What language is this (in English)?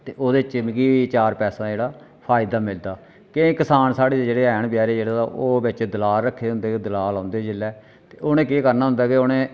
Dogri